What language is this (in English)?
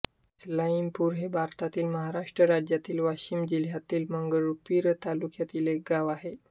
Marathi